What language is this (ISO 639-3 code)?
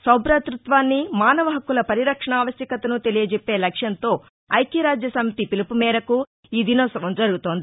tel